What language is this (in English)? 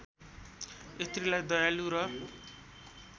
Nepali